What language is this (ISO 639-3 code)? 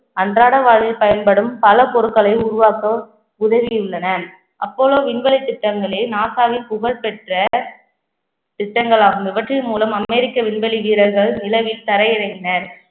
tam